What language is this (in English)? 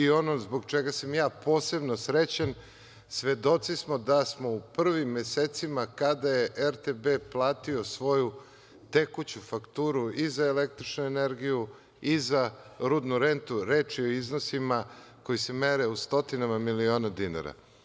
Serbian